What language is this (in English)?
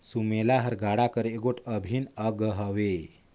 Chhattisgarhi